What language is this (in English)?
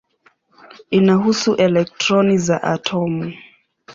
Swahili